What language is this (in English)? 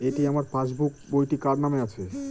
Bangla